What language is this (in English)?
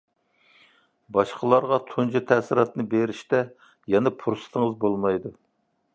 Uyghur